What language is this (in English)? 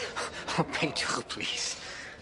Welsh